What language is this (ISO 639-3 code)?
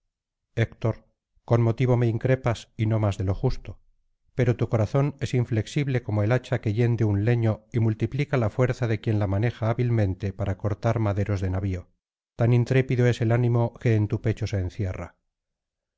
spa